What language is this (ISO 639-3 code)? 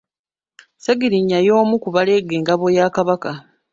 lug